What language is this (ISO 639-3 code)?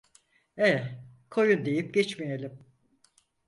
tur